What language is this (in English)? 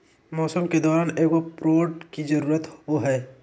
Magahi